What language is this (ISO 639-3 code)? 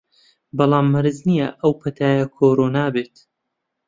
ckb